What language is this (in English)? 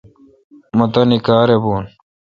Kalkoti